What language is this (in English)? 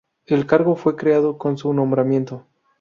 Spanish